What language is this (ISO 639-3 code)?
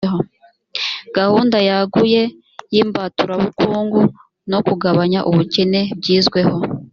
kin